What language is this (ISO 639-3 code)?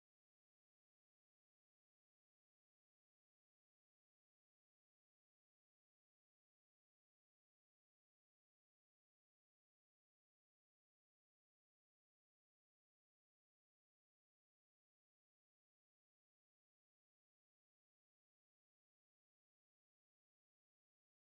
vie